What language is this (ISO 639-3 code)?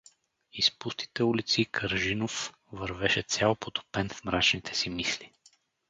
bul